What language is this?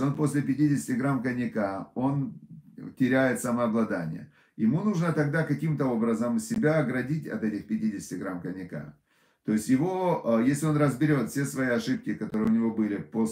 Russian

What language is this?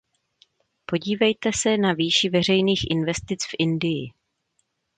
Czech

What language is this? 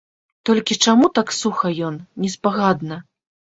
Belarusian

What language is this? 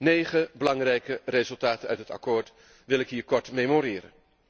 Dutch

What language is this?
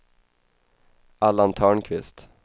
Swedish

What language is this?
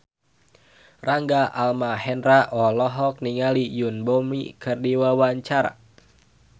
Sundanese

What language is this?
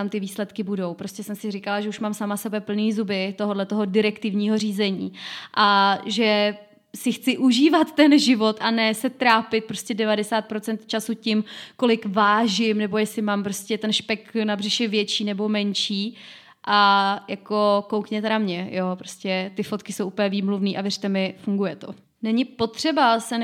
Czech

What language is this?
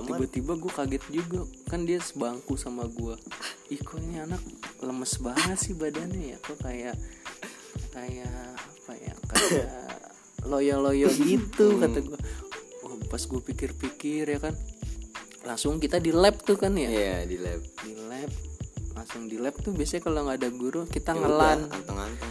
Indonesian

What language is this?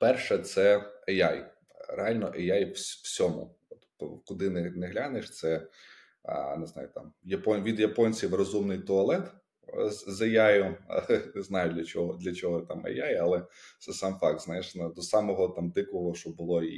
Ukrainian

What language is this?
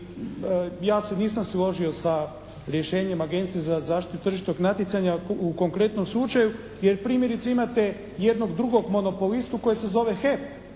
Croatian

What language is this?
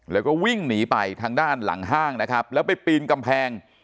Thai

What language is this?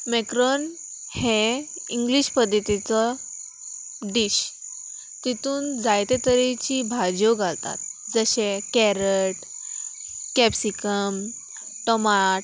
Konkani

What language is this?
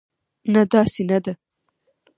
Pashto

